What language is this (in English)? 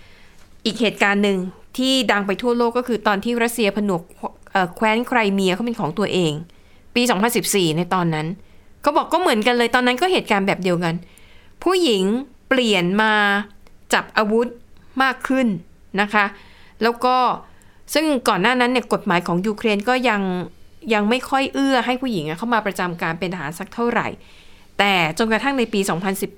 Thai